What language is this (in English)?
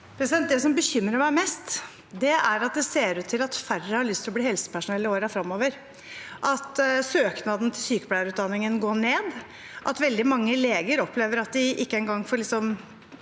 Norwegian